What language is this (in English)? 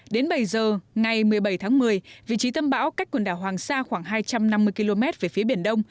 Vietnamese